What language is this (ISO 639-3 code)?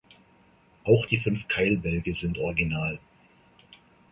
deu